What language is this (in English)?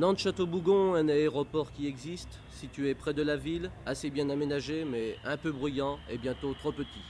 French